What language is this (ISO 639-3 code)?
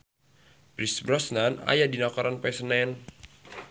sun